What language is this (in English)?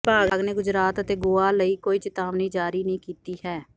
Punjabi